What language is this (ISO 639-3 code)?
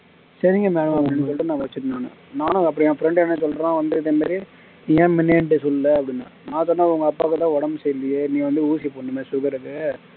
tam